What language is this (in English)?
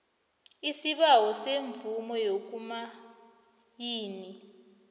South Ndebele